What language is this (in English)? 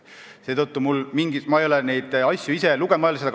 Estonian